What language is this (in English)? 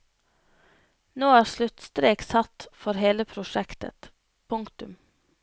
Norwegian